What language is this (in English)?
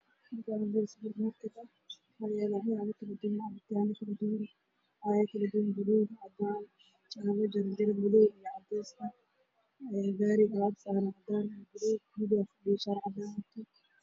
Somali